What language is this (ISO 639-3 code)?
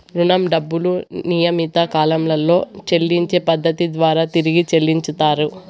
tel